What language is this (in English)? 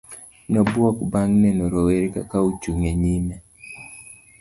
Luo (Kenya and Tanzania)